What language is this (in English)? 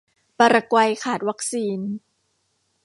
Thai